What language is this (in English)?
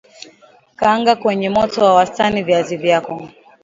Swahili